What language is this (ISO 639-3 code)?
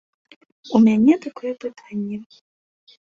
bel